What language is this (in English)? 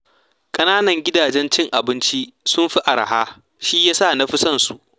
Hausa